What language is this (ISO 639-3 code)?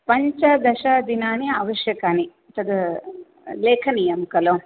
san